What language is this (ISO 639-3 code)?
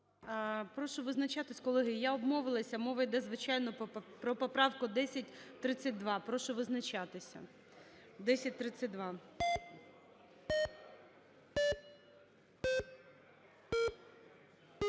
ukr